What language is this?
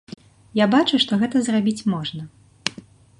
Belarusian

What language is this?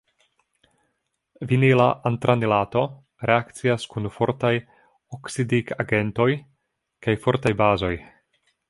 Esperanto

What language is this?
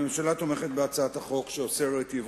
Hebrew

